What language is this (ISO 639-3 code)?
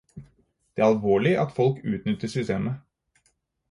nob